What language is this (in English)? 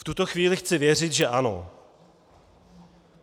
Czech